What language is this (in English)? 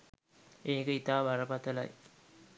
Sinhala